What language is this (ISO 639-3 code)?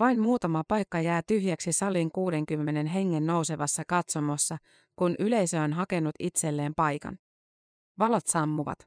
fin